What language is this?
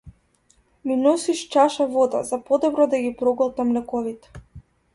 Macedonian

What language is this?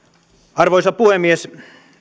Finnish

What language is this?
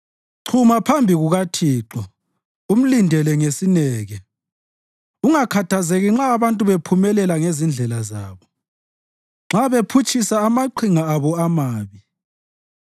North Ndebele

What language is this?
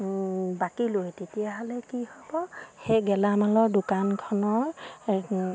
Assamese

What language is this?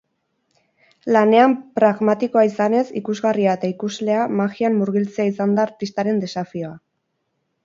Basque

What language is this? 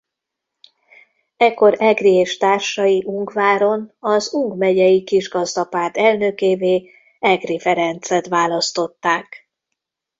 Hungarian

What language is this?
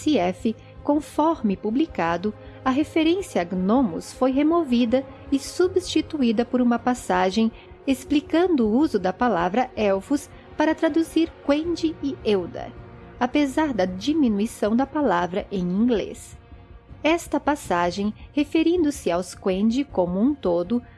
Portuguese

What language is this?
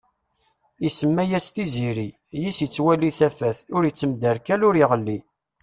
Kabyle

